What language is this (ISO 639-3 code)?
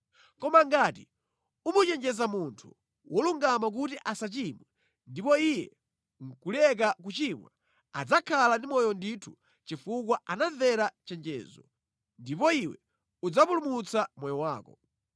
nya